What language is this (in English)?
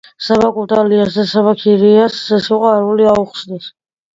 Georgian